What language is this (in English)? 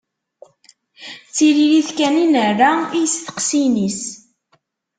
Kabyle